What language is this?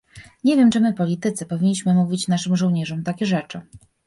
Polish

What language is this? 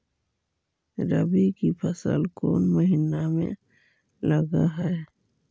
Magahi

